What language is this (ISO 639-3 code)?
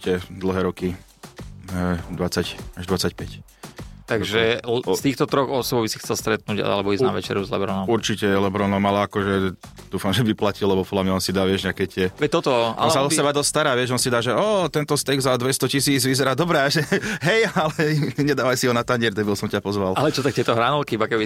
slk